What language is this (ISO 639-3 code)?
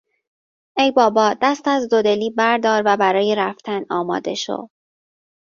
fas